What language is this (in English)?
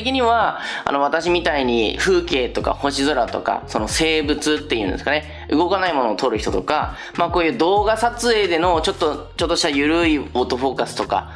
Japanese